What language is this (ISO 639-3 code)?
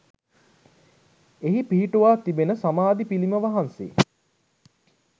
sin